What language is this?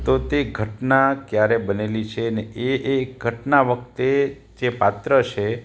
Gujarati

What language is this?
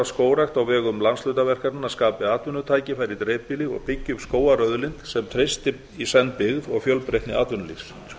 Icelandic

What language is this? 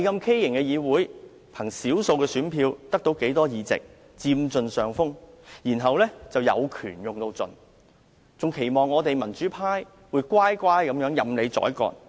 Cantonese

